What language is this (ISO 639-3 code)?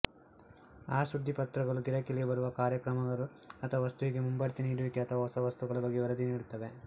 kan